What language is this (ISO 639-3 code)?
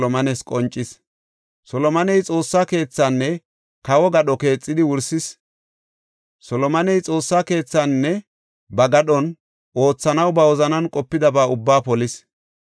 gof